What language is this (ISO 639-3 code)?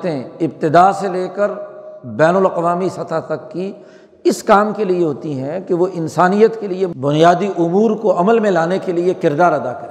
urd